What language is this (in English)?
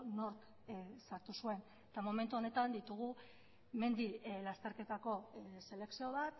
Basque